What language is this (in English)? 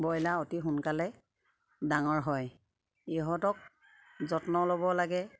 Assamese